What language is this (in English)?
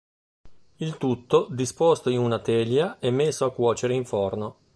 Italian